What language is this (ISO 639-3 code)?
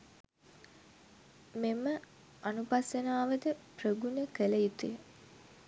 sin